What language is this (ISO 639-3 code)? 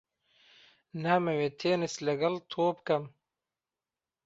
ckb